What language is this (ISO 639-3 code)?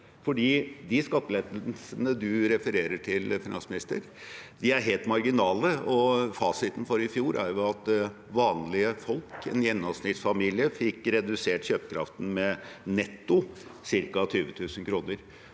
nor